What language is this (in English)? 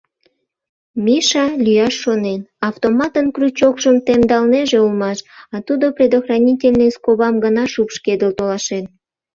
Mari